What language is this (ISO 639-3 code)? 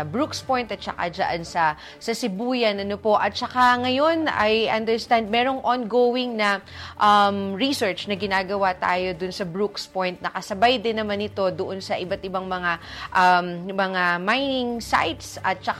fil